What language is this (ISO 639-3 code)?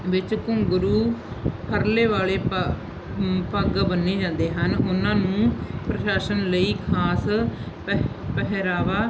pan